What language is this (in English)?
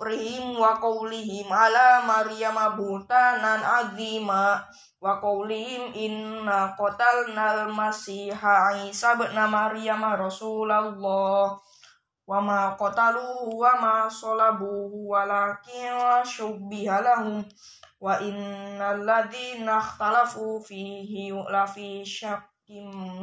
Indonesian